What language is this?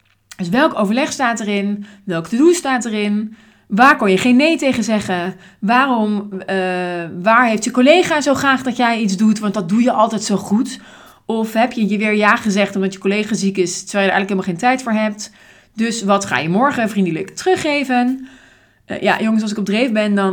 Dutch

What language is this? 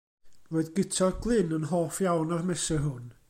Welsh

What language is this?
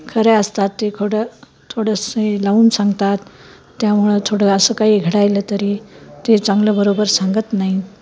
Marathi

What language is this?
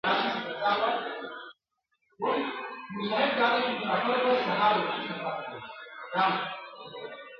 Pashto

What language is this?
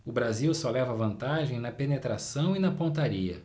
Portuguese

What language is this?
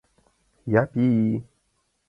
Mari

